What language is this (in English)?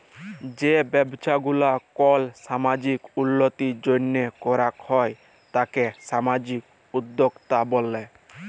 Bangla